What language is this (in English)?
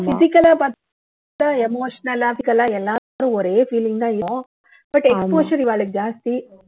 Tamil